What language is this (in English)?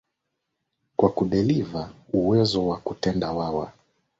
Swahili